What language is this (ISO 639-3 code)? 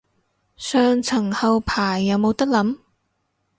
yue